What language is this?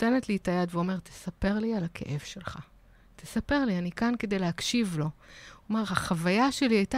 Hebrew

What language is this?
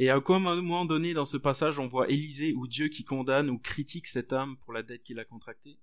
French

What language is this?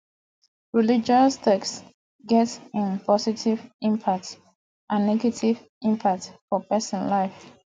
Nigerian Pidgin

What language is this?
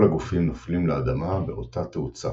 Hebrew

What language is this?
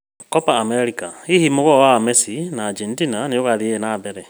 Kikuyu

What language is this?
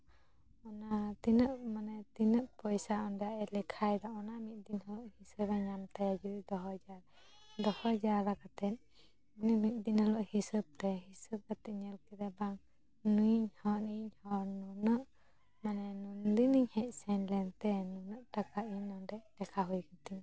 Santali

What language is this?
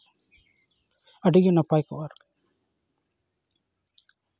Santali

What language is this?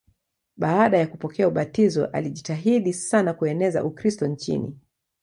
Swahili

